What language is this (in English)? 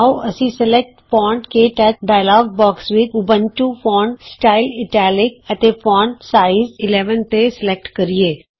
Punjabi